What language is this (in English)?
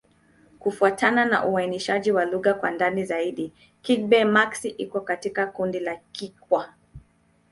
Swahili